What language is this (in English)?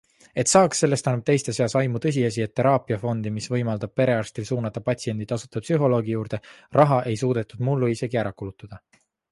Estonian